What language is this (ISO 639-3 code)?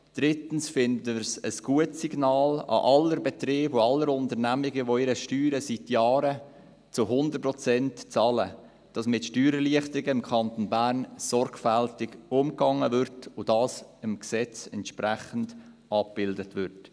gsw